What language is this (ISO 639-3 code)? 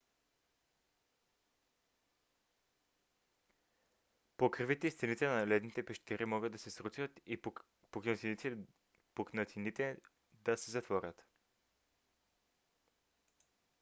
bul